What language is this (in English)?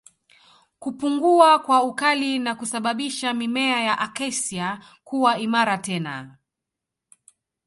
Swahili